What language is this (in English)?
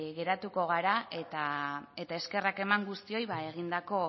Basque